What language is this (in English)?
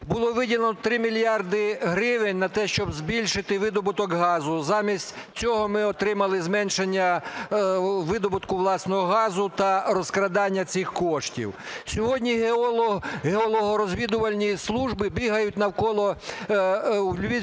Ukrainian